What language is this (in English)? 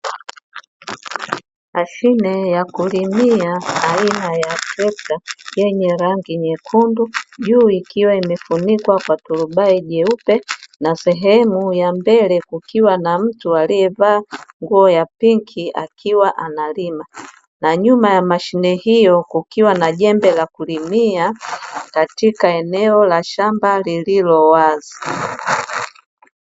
Swahili